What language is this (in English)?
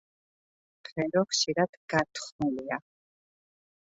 Georgian